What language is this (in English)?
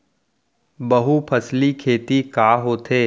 Chhattisgarhi